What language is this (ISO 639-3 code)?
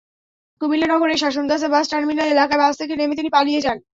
ben